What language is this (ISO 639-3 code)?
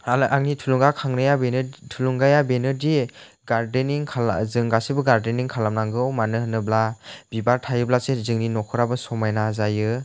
brx